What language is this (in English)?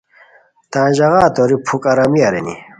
Khowar